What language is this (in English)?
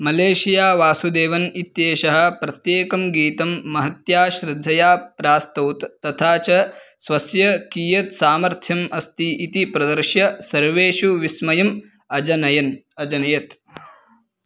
Sanskrit